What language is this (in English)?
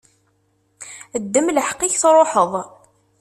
Kabyle